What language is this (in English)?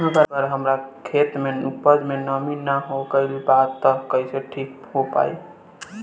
Bhojpuri